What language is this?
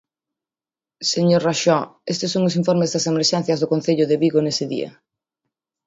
Galician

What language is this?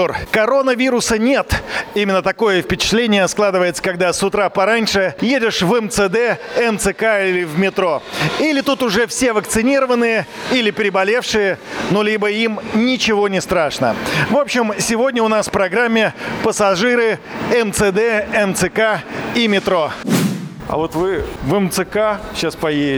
Russian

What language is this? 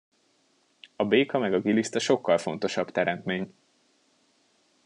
Hungarian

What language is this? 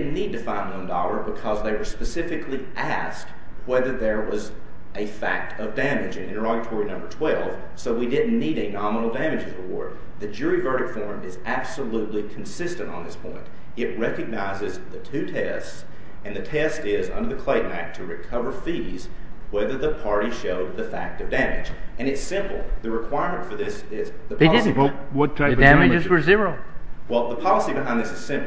English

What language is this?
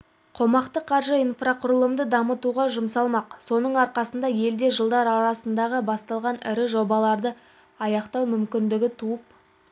Kazakh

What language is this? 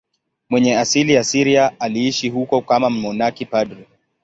Swahili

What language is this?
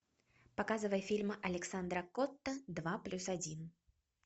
Russian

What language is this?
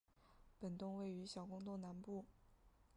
Chinese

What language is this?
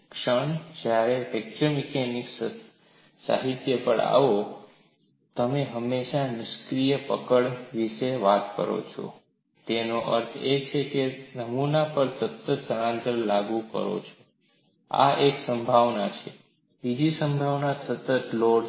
Gujarati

